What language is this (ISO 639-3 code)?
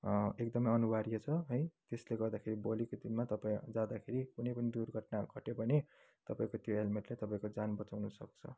nep